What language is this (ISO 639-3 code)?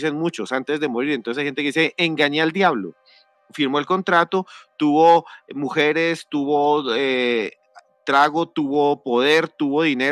spa